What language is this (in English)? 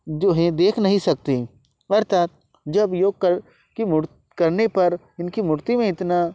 Hindi